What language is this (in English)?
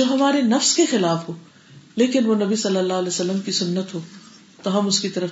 Urdu